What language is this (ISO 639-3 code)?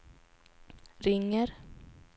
swe